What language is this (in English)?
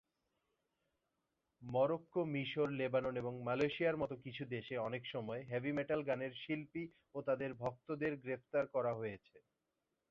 Bangla